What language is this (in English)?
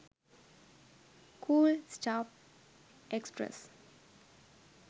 Sinhala